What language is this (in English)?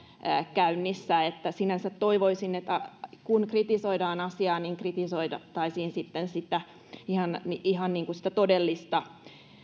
Finnish